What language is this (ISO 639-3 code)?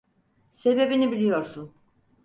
tur